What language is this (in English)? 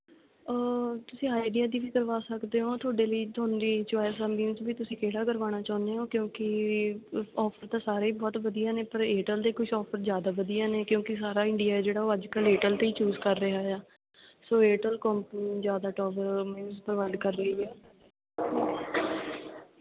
Punjabi